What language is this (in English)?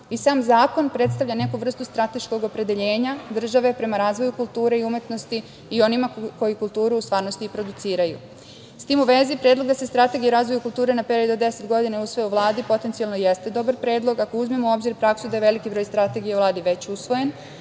Serbian